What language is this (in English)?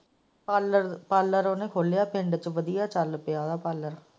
Punjabi